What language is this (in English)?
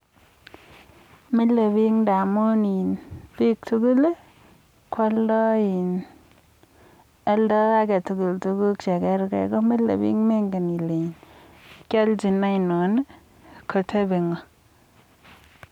Kalenjin